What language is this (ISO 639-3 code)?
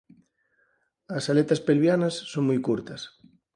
glg